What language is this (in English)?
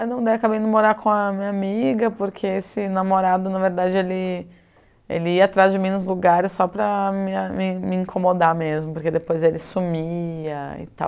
Portuguese